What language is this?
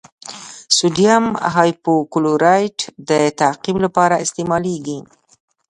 Pashto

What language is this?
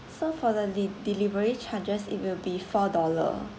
English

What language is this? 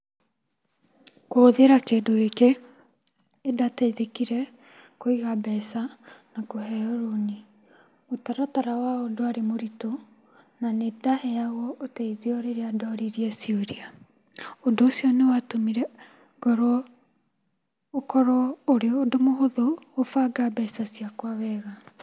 Kikuyu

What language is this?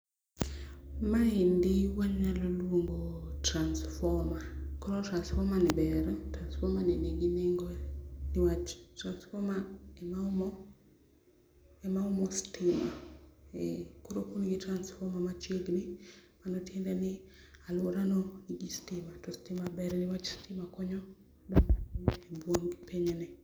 Luo (Kenya and Tanzania)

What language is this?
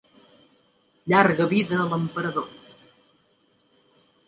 Catalan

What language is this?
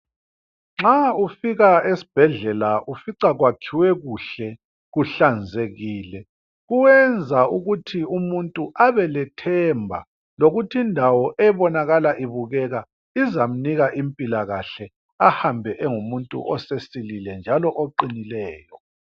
North Ndebele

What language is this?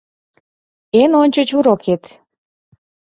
Mari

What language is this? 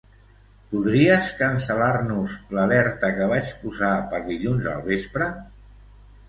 Catalan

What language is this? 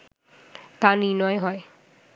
Bangla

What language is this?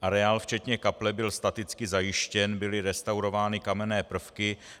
Czech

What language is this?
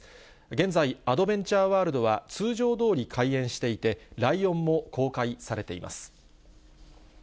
Japanese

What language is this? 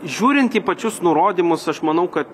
Lithuanian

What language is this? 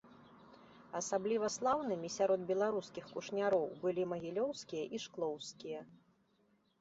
Belarusian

